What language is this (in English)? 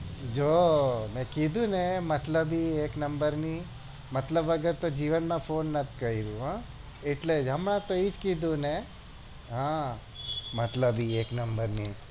Gujarati